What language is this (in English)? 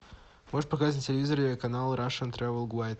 Russian